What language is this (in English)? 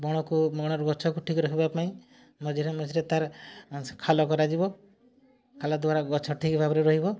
Odia